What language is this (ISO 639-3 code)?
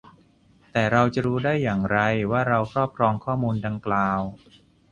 tha